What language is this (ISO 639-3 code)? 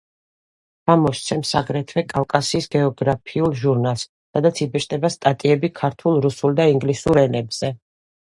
kat